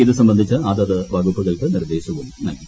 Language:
Malayalam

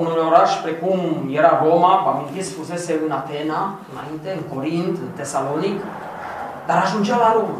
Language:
Romanian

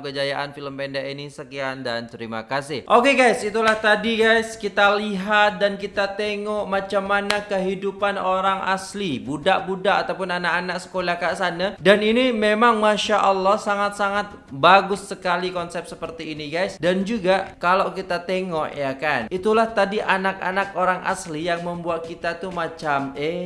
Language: Indonesian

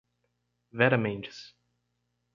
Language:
Portuguese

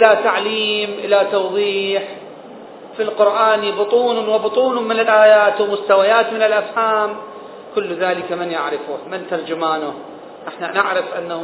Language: Arabic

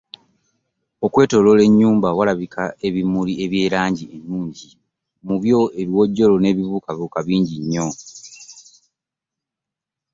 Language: Ganda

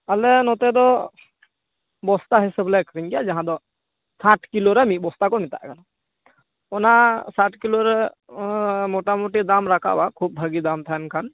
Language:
Santali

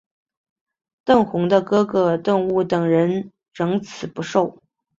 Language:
Chinese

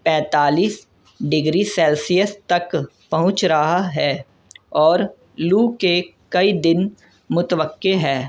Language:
Urdu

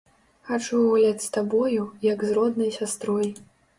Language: Belarusian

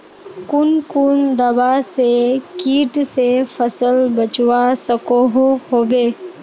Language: Magahi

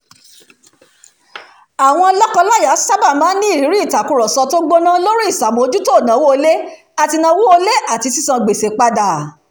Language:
Yoruba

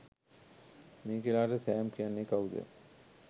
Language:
Sinhala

